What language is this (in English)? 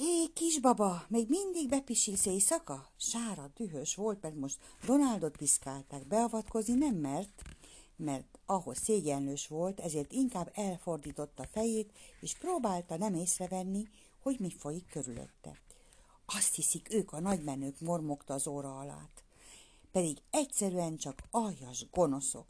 Hungarian